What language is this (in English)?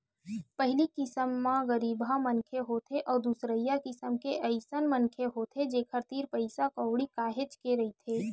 Chhattisgarhi